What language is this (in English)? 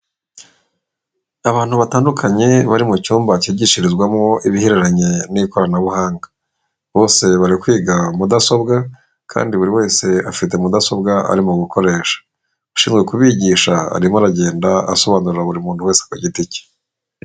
Kinyarwanda